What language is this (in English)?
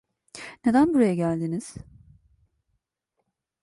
Turkish